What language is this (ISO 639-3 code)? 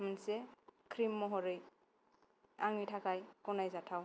brx